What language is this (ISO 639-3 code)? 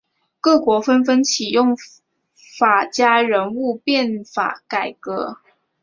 zho